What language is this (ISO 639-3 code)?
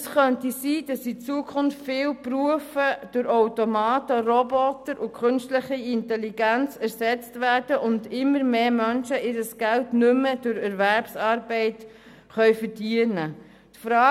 gsw